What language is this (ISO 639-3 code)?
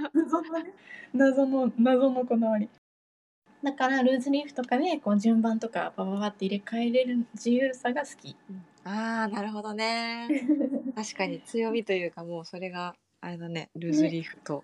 jpn